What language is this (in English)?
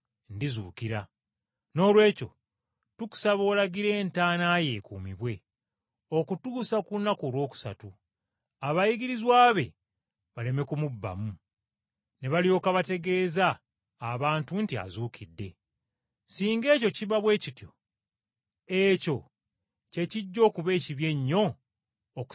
Ganda